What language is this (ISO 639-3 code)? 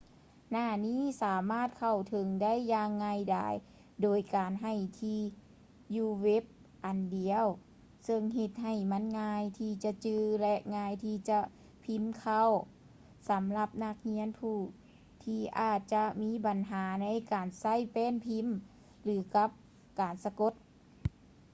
lao